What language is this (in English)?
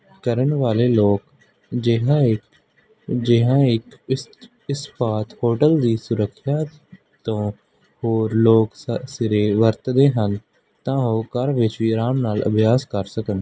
Punjabi